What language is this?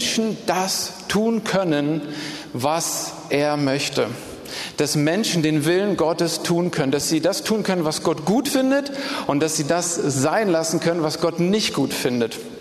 German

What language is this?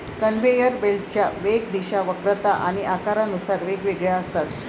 Marathi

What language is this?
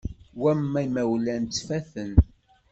Kabyle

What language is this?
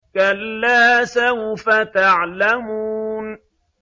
Arabic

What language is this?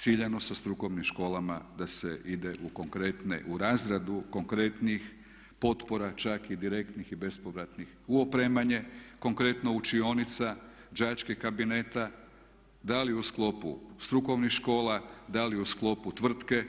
Croatian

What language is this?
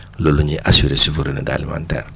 Wolof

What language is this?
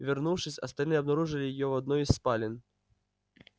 Russian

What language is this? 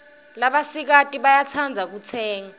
Swati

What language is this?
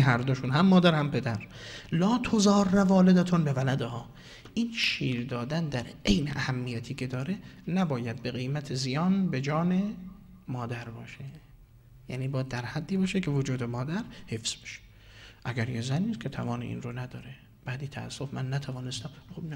Persian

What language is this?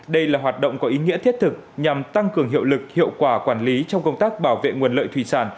Vietnamese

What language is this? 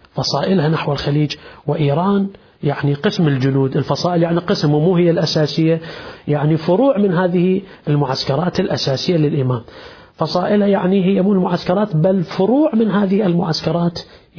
Arabic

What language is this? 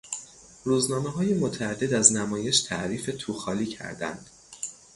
Persian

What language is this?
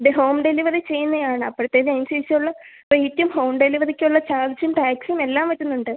Malayalam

